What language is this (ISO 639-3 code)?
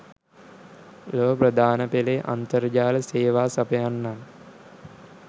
sin